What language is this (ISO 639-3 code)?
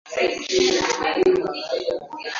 swa